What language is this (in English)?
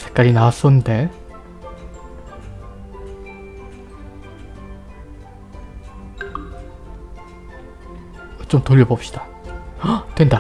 Korean